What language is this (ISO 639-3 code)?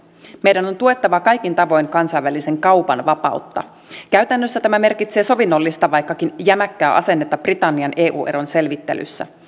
fin